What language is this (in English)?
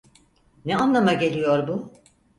Turkish